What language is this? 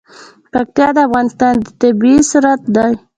Pashto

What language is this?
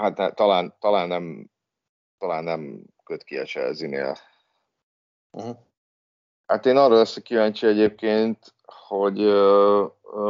Hungarian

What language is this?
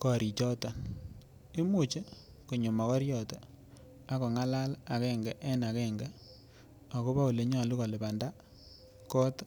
Kalenjin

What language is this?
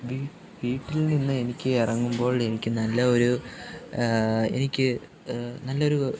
Malayalam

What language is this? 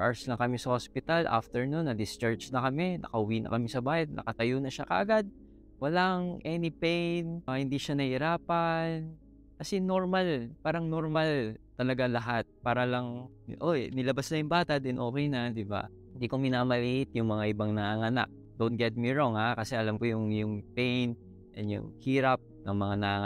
Filipino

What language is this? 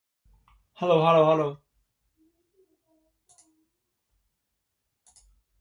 Chinese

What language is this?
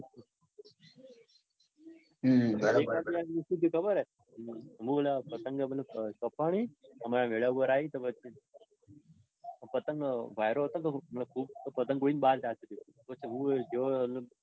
Gujarati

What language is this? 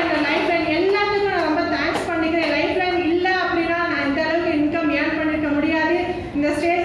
Tamil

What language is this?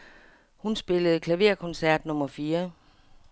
Danish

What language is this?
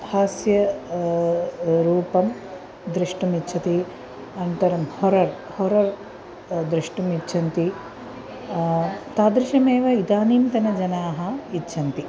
Sanskrit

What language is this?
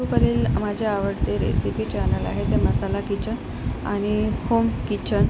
Marathi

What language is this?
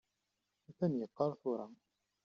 Kabyle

